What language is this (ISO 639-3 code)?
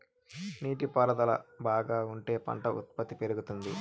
tel